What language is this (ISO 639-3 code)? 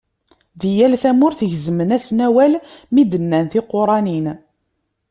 kab